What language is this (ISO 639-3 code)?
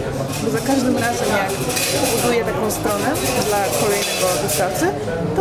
pol